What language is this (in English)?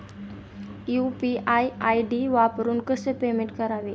Marathi